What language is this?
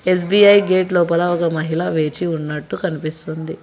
Telugu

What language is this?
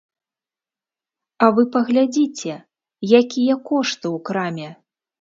Belarusian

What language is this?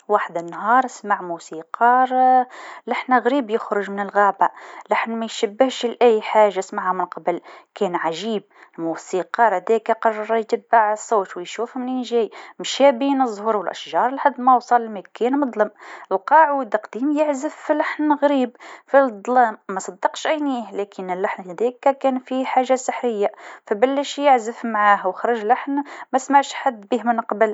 Tunisian Arabic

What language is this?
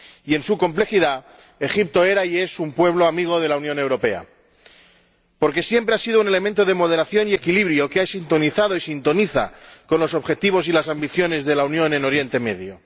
Spanish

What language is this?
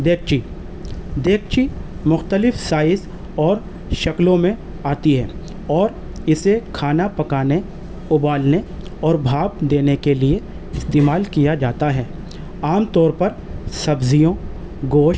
Urdu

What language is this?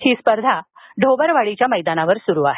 Marathi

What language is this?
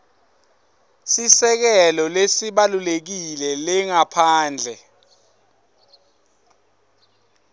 Swati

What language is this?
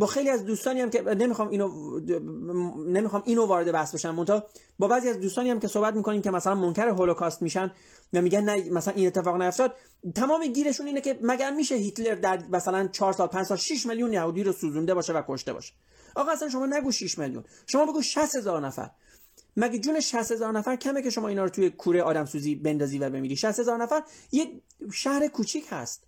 Persian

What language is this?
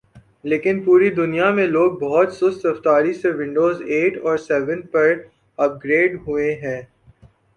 Urdu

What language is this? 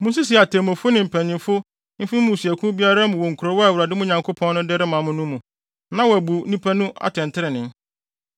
Akan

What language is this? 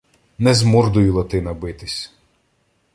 Ukrainian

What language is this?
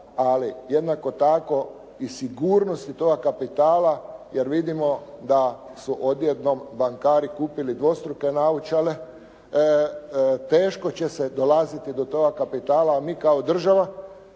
Croatian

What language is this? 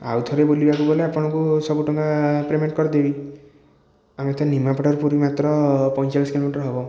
Odia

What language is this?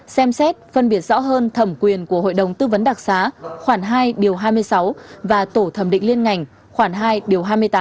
Vietnamese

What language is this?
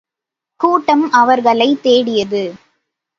Tamil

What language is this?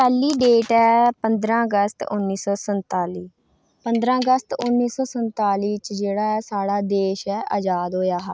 Dogri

